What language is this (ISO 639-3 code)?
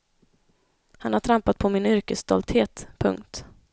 swe